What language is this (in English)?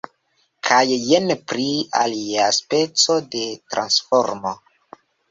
Esperanto